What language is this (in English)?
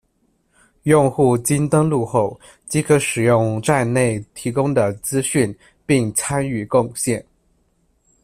Chinese